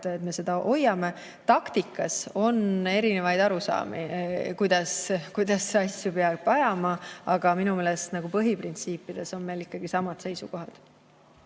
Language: Estonian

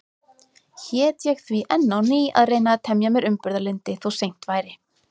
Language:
Icelandic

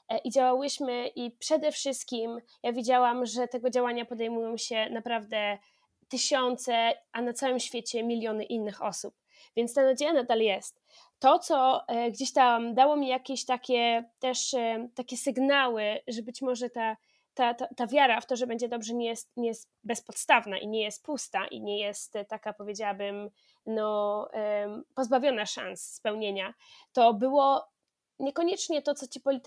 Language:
Polish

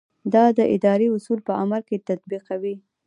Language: Pashto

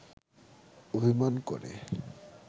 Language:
Bangla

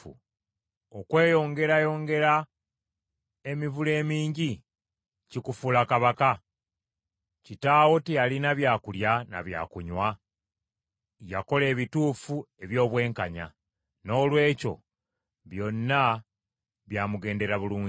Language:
Ganda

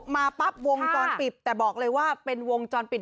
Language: Thai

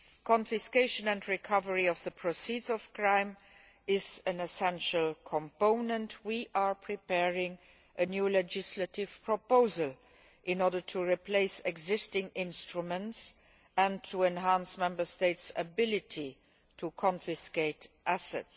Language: English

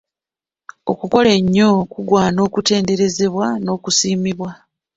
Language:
Ganda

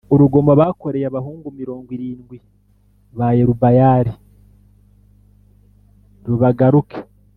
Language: Kinyarwanda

